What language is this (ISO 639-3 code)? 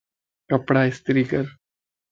lss